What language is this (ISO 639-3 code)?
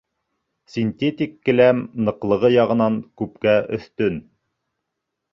bak